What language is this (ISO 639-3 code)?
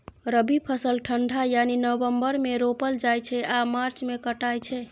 mai